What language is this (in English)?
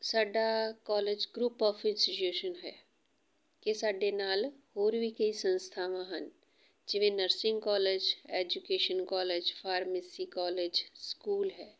Punjabi